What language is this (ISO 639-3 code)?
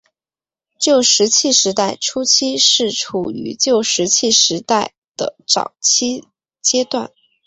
zho